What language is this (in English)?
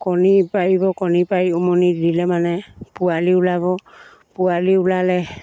Assamese